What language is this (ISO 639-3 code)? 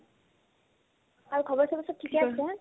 asm